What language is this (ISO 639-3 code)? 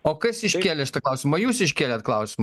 lit